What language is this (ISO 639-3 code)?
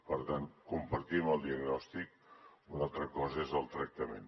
cat